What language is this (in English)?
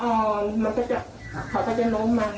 Thai